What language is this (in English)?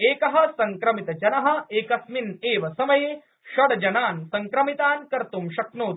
Sanskrit